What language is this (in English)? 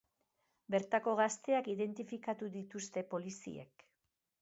Basque